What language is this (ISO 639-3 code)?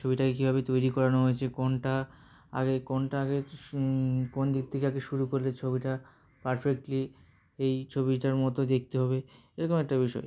ben